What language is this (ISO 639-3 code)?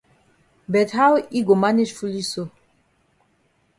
wes